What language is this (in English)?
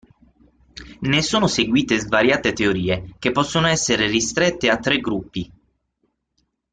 Italian